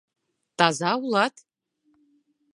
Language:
Mari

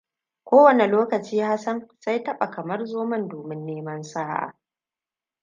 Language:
Hausa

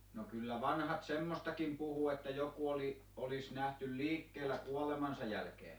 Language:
Finnish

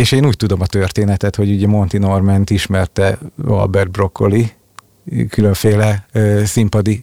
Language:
Hungarian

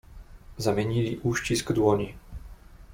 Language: Polish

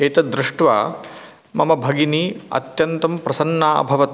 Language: Sanskrit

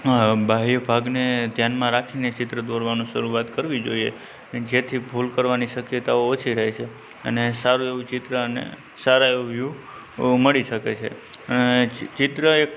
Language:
Gujarati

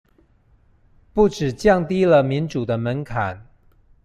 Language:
Chinese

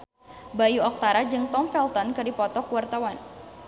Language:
Sundanese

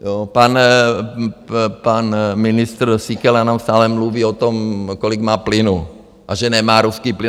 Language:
Czech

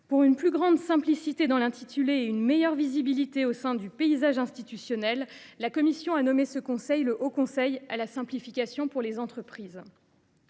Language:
French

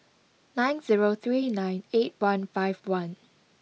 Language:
English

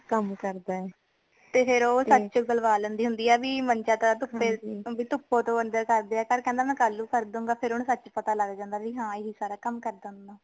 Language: Punjabi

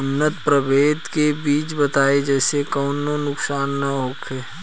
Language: Bhojpuri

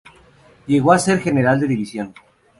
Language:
Spanish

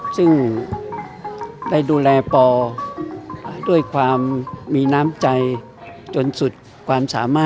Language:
Thai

